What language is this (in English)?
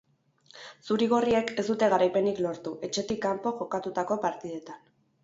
Basque